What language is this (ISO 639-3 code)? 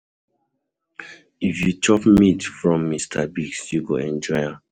pcm